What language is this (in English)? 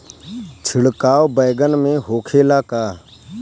Bhojpuri